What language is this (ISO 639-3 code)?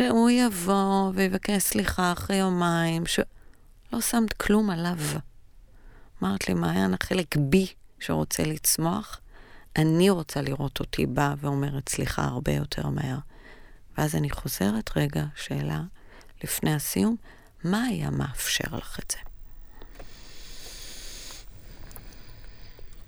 heb